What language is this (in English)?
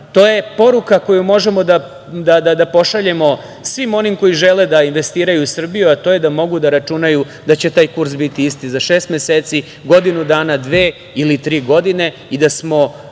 Serbian